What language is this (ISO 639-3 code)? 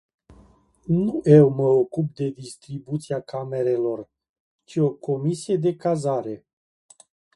ron